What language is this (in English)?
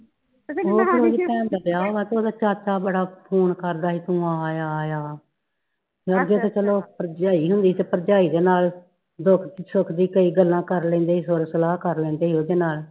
Punjabi